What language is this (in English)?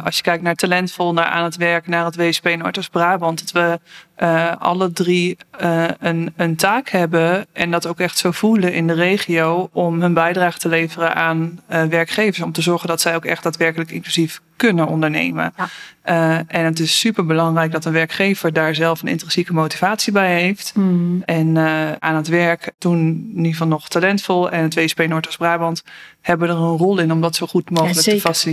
Dutch